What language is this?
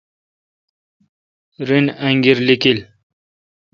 Kalkoti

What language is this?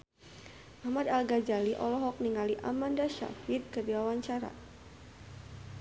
Sundanese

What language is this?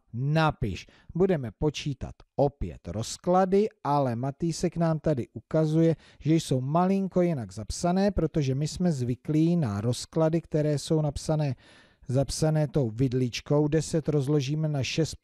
Czech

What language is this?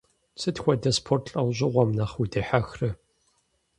Kabardian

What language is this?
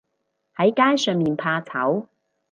Cantonese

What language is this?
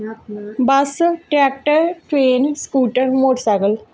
Dogri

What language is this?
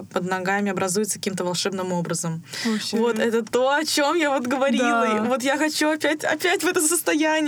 Russian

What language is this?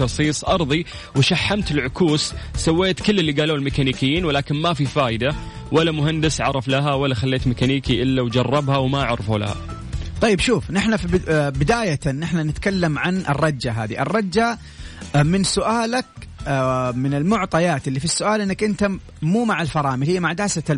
Arabic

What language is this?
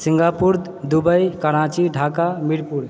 Maithili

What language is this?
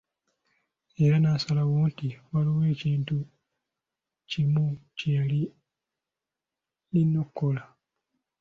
Ganda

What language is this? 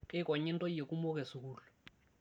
Masai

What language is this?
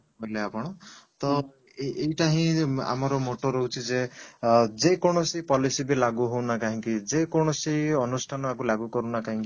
Odia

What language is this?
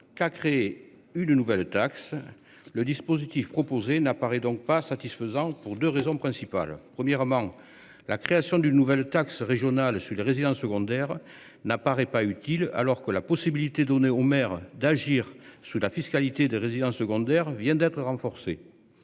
French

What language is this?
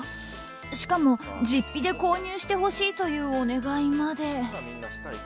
Japanese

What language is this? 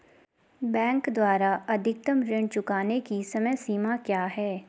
Hindi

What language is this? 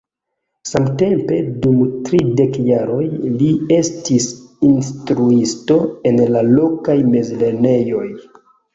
Esperanto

